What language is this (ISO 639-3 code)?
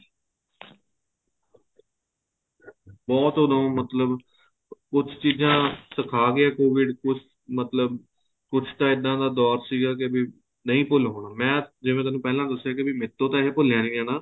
pan